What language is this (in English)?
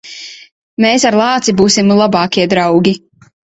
Latvian